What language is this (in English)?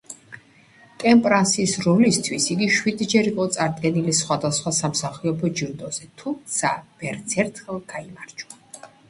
Georgian